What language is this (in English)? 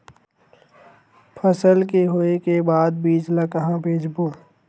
Chhattisgarhi